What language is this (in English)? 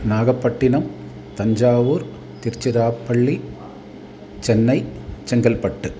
Sanskrit